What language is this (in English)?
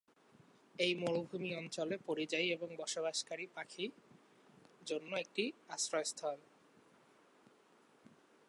Bangla